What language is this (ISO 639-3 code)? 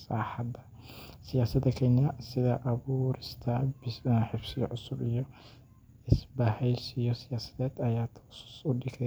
som